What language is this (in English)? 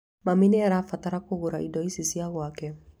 Kikuyu